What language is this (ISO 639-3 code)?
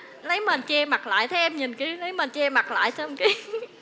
vie